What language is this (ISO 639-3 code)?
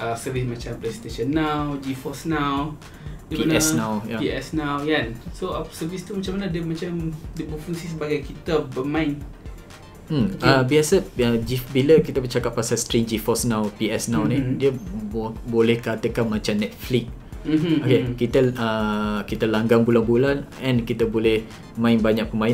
msa